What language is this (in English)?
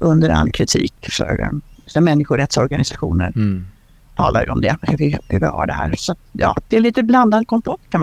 Swedish